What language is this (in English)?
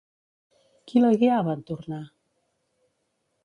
Catalan